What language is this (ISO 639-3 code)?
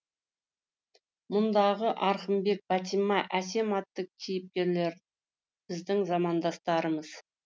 kaz